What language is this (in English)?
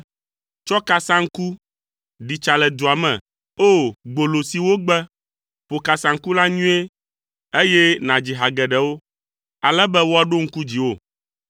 Ewe